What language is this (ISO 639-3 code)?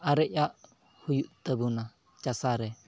sat